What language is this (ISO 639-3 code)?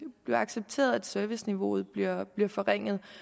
dan